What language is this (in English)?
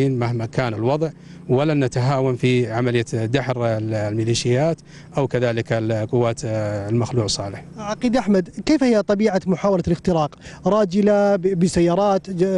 Arabic